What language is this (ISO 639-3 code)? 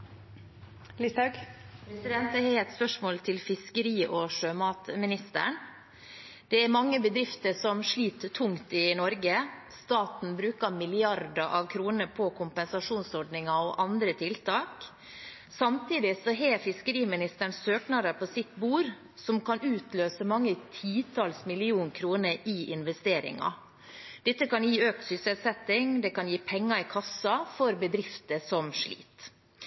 nob